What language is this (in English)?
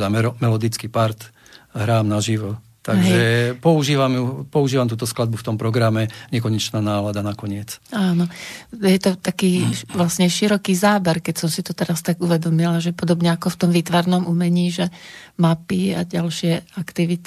Slovak